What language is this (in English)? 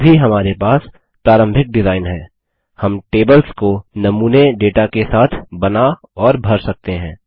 Hindi